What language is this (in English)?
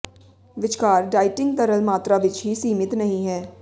Punjabi